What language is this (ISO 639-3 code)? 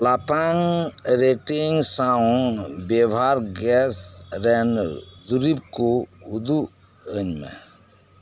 sat